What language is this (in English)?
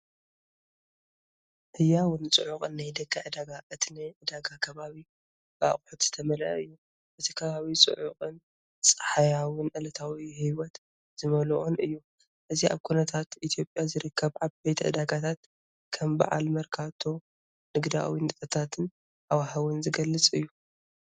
Tigrinya